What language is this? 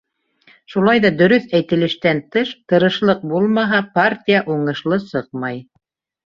Bashkir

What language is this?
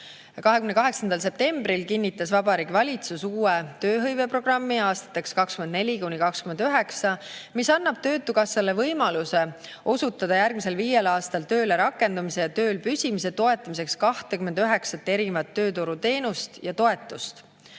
Estonian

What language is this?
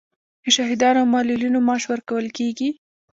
Pashto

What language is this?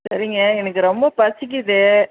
Tamil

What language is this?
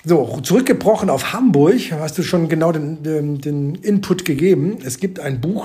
German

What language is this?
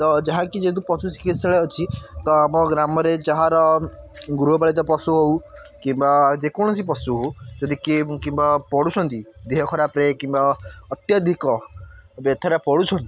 Odia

